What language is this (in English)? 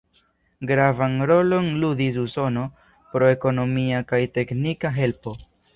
Esperanto